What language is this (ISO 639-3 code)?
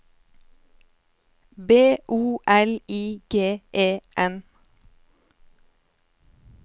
nor